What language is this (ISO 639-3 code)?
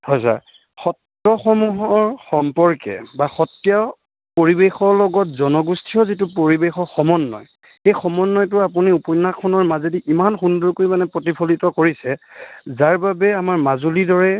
asm